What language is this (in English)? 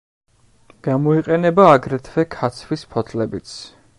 Georgian